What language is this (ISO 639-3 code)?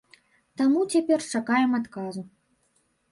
bel